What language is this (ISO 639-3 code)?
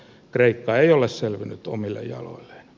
fin